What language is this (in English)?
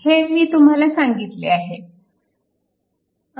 Marathi